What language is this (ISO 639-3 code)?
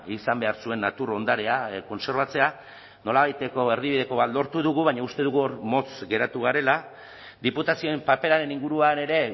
eus